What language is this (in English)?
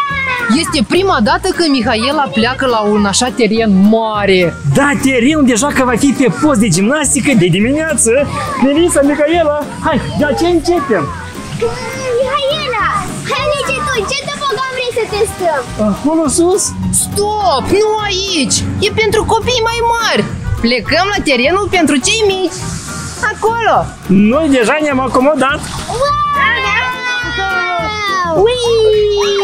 Romanian